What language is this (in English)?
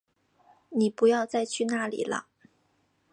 Chinese